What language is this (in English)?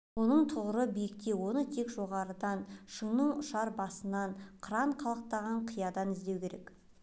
Kazakh